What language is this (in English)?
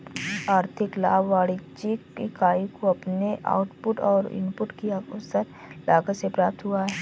Hindi